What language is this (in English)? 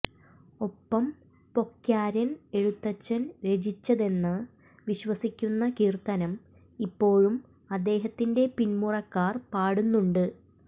Malayalam